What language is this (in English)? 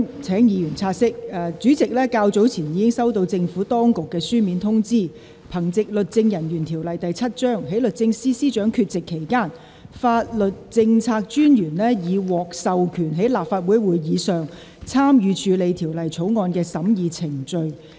Cantonese